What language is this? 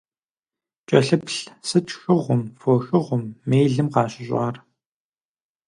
Kabardian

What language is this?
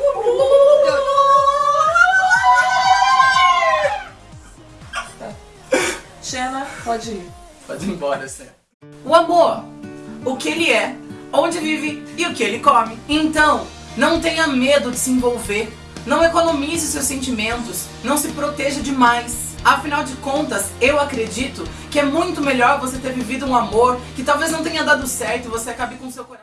Portuguese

